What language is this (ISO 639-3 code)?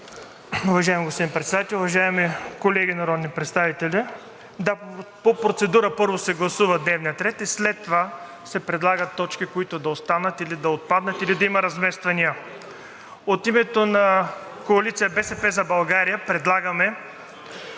bul